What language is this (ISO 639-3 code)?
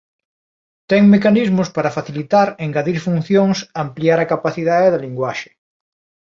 glg